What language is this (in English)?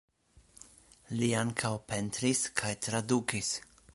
Esperanto